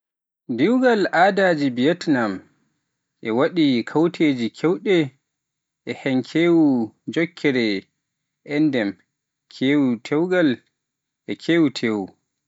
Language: Pular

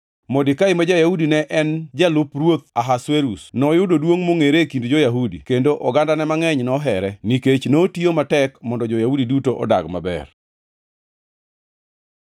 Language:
Luo (Kenya and Tanzania)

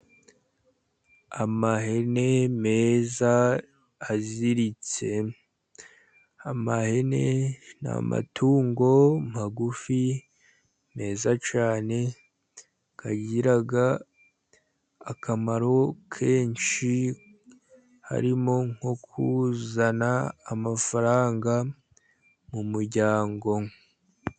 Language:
Kinyarwanda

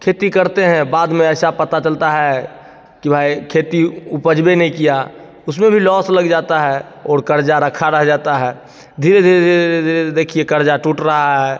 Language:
Hindi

